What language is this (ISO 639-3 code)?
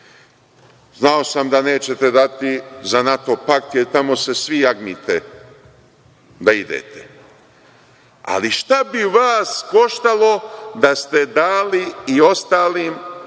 srp